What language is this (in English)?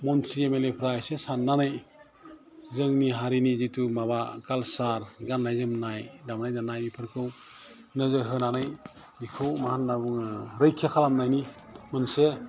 Bodo